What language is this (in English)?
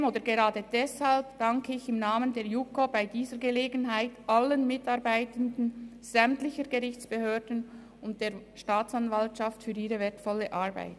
Swiss German